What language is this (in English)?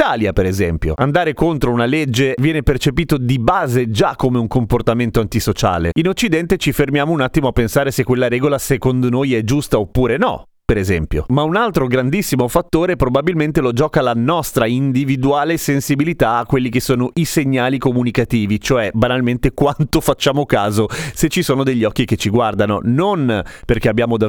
Italian